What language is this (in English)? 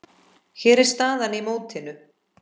Icelandic